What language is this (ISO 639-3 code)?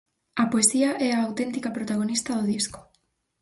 glg